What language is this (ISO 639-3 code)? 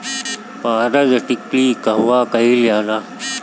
bho